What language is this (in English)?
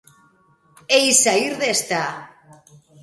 Galician